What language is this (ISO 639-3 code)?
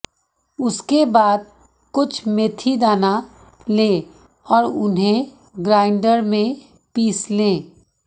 hin